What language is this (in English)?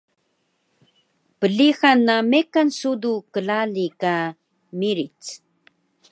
Taroko